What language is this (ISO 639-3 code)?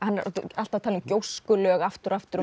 isl